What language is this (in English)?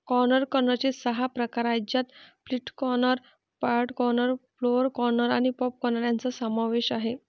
Marathi